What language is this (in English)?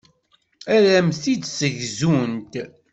Kabyle